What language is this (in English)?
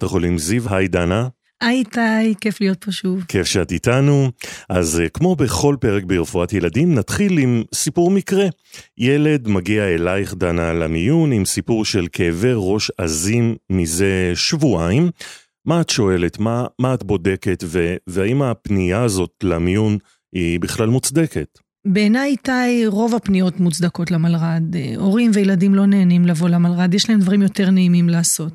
Hebrew